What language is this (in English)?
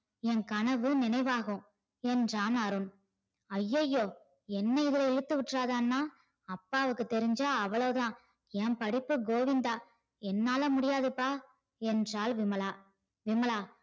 Tamil